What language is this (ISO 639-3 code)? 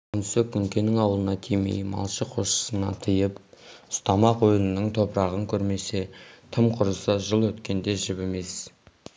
kaz